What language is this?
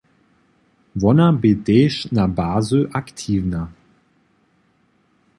Upper Sorbian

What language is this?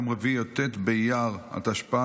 Hebrew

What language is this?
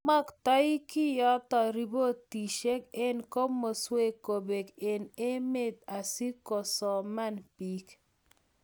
Kalenjin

